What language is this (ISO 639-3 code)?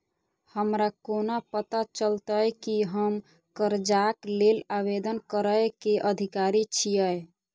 mai